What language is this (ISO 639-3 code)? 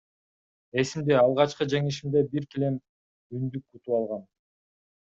kir